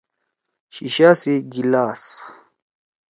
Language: Torwali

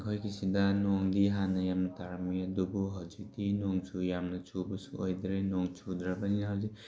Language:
Manipuri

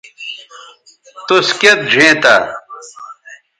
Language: Bateri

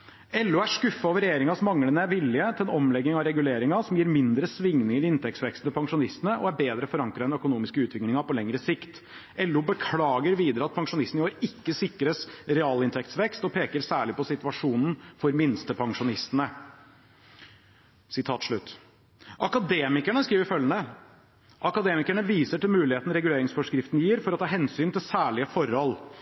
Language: Norwegian Bokmål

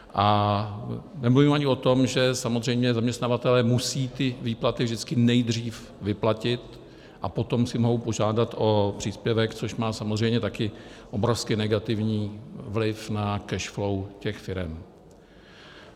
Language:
Czech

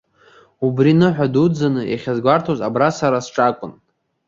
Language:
Abkhazian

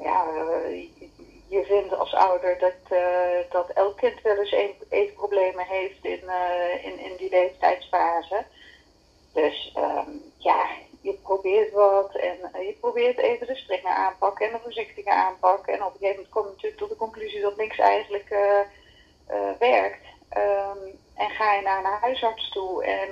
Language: Dutch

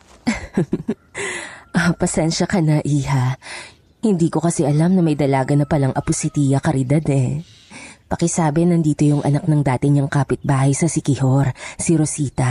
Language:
Filipino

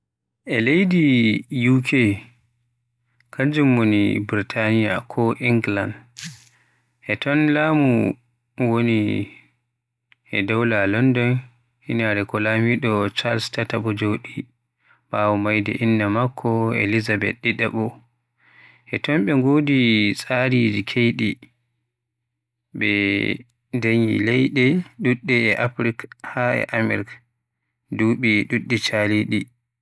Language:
Western Niger Fulfulde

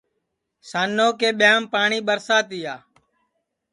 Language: Sansi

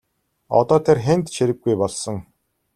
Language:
Mongolian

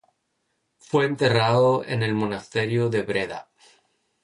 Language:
Spanish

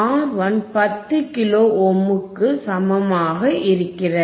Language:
Tamil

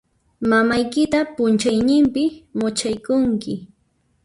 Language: Puno Quechua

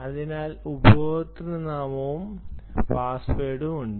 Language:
Malayalam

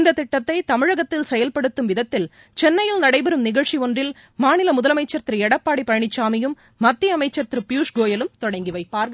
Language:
Tamil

